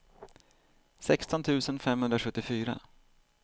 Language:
Swedish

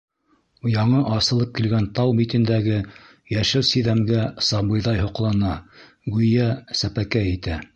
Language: Bashkir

